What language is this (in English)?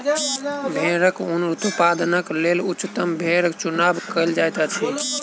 Maithili